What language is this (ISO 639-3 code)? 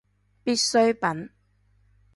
yue